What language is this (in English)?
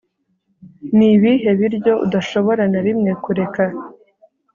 Kinyarwanda